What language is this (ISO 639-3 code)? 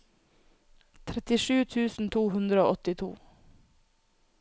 nor